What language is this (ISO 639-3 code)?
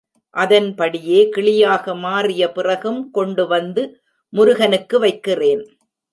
tam